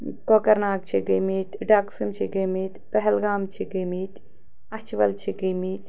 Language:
Kashmiri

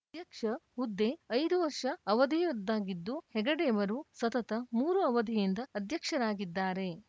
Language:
Kannada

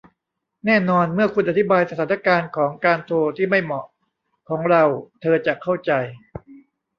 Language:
Thai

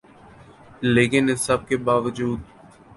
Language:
Urdu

